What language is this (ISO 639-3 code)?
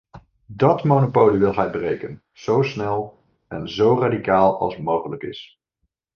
nld